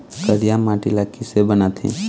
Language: Chhattisgarhi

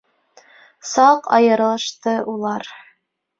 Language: Bashkir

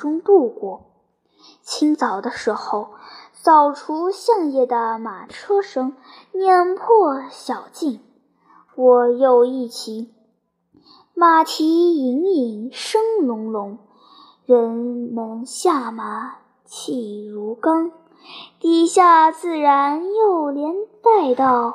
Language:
Chinese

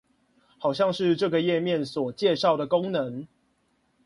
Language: Chinese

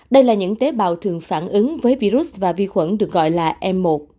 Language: Vietnamese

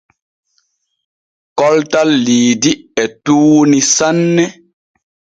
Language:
Borgu Fulfulde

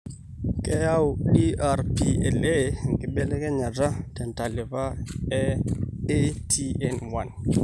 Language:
Masai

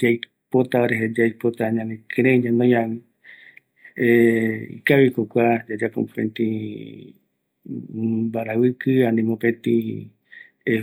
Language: Eastern Bolivian Guaraní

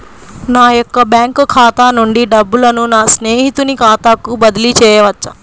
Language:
Telugu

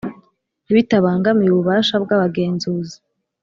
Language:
Kinyarwanda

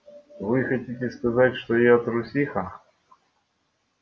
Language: Russian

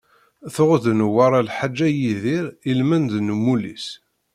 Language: Kabyle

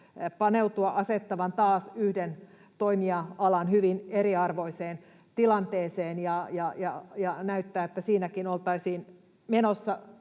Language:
Finnish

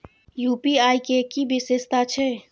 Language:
Maithili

